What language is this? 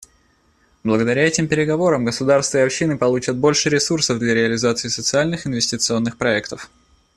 Russian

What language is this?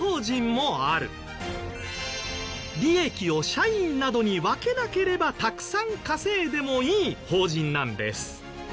Japanese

